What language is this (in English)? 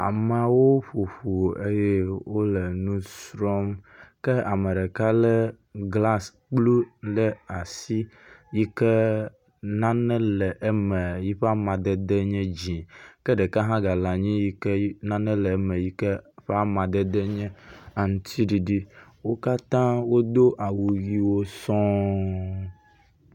Ewe